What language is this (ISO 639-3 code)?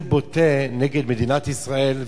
heb